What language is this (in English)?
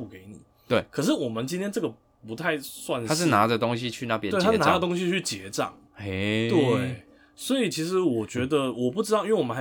Chinese